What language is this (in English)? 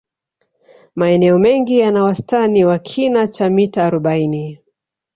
Swahili